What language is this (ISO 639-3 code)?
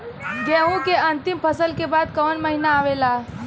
bho